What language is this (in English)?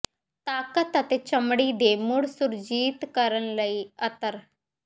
Punjabi